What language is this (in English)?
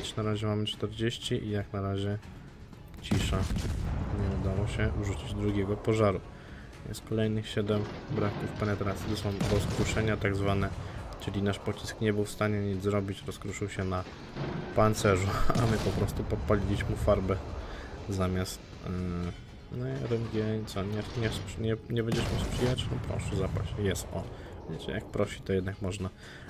Polish